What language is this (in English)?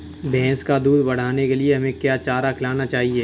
Hindi